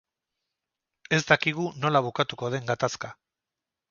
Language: Basque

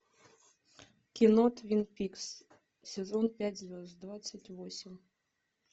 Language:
Russian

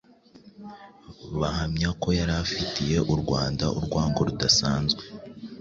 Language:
Kinyarwanda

